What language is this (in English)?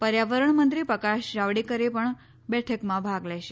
Gujarati